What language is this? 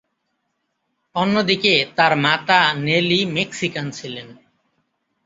Bangla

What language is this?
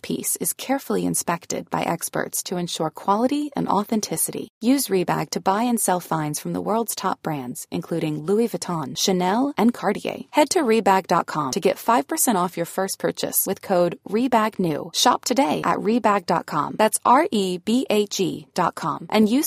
Filipino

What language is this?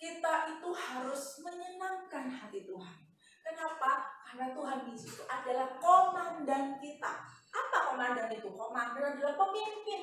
Indonesian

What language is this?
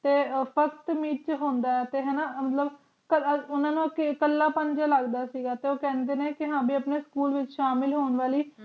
Punjabi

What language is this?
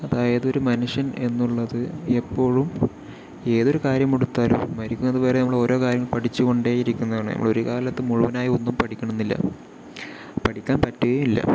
Malayalam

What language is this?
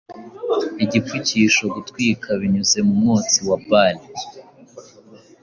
Kinyarwanda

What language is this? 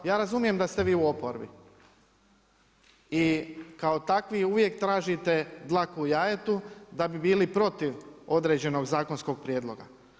Croatian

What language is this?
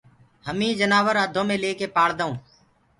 Gurgula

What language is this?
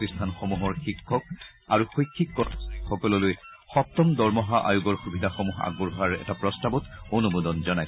Assamese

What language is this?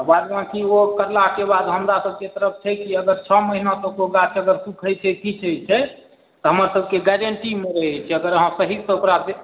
Maithili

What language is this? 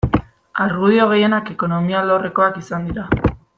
Basque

